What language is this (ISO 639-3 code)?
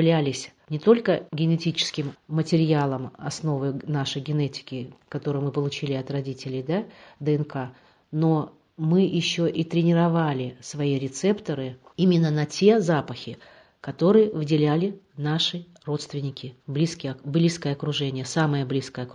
rus